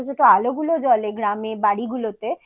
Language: Bangla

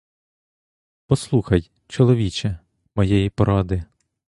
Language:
Ukrainian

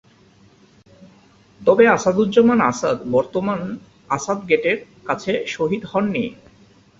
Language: Bangla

